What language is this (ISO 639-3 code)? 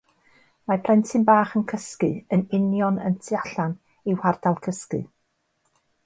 cym